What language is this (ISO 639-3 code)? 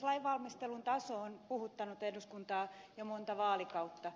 fin